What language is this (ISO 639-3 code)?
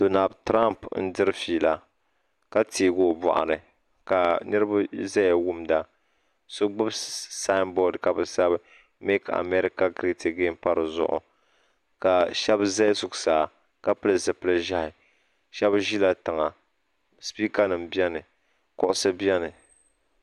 dag